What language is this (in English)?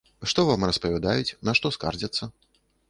Belarusian